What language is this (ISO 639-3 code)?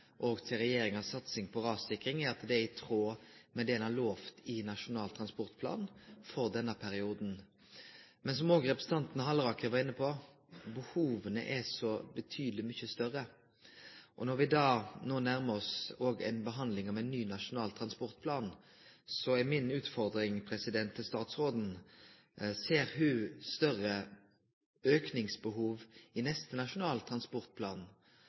nno